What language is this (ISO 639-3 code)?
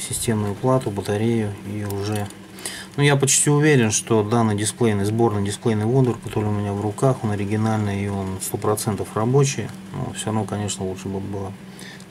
rus